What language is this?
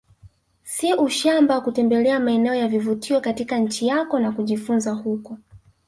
Swahili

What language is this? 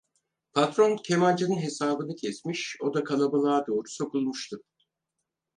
Turkish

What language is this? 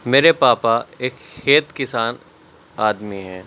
Urdu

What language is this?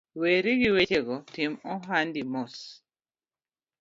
Luo (Kenya and Tanzania)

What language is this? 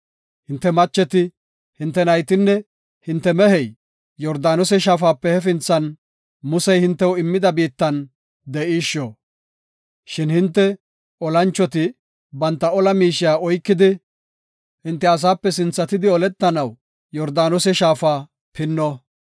Gofa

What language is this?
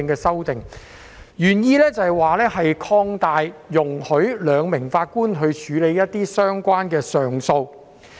Cantonese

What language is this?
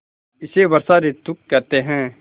Hindi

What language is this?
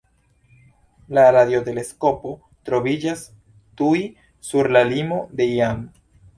Esperanto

